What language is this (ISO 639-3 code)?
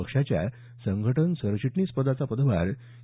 mar